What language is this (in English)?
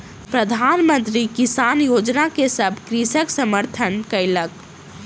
Maithili